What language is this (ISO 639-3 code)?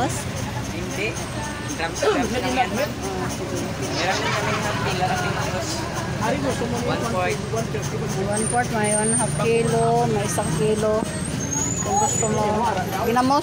fil